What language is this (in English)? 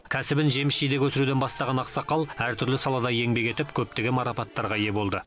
Kazakh